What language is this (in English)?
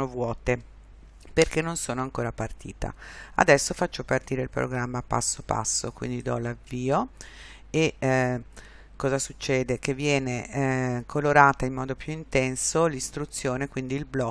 Italian